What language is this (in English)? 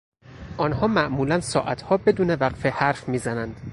Persian